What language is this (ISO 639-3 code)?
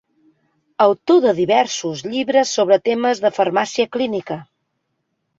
cat